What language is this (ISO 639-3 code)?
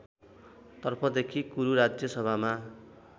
nep